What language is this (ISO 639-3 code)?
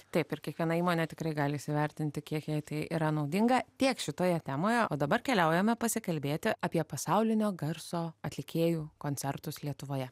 lit